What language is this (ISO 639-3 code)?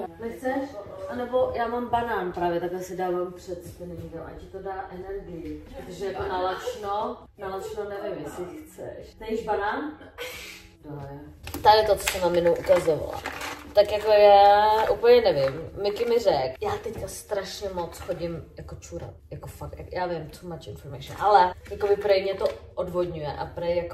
ces